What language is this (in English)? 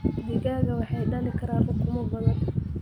Somali